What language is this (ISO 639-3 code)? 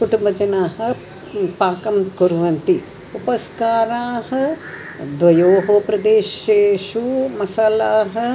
san